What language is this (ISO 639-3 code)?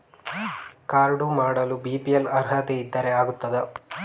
kan